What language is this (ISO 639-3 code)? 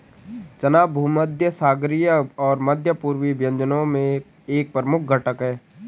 hin